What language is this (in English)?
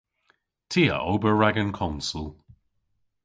Cornish